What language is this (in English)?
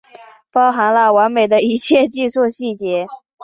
Chinese